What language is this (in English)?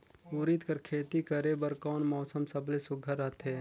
Chhattisgarhi